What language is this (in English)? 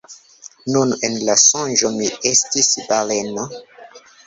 Esperanto